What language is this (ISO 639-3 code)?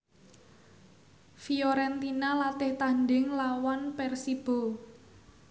jav